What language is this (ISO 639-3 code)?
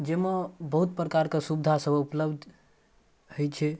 mai